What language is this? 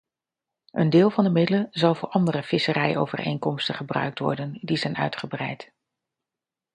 Dutch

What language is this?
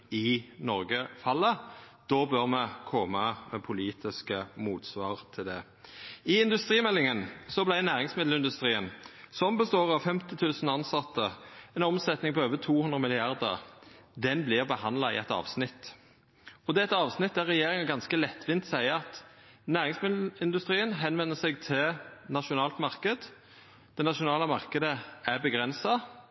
Norwegian Nynorsk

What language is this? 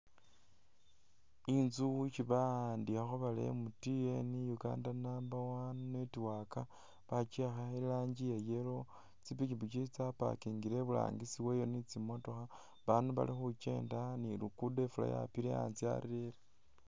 Masaaba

